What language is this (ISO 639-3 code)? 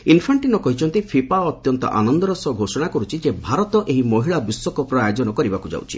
ori